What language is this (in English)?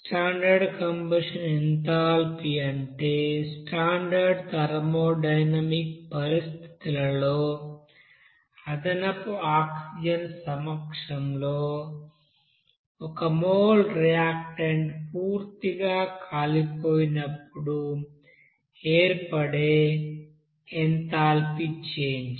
Telugu